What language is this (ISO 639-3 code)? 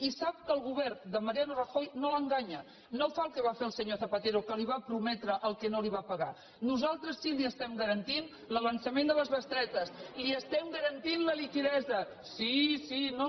cat